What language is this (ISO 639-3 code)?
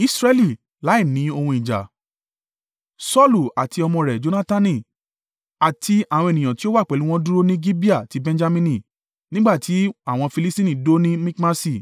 yor